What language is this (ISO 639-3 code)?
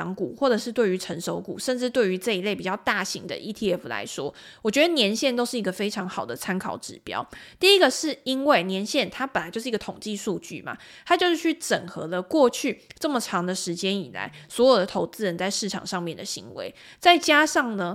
zho